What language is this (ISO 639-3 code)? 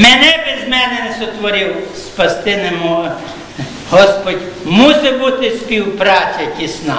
ukr